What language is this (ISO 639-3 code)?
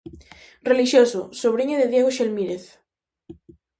glg